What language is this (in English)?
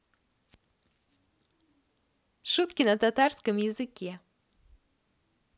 Russian